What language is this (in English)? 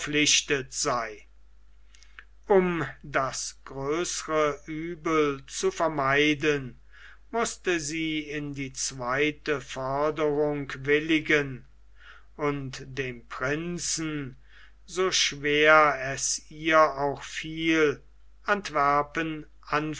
German